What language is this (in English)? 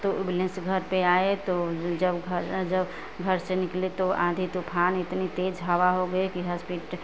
Hindi